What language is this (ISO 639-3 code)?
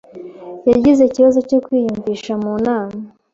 kin